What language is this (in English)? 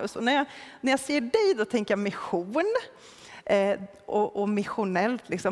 Swedish